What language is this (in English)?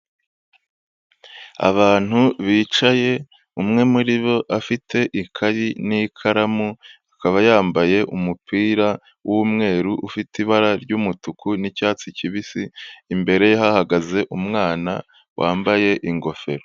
Kinyarwanda